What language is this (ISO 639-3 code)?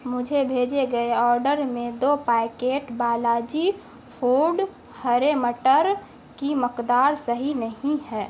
urd